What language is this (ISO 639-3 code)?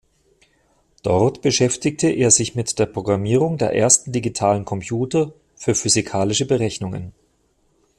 deu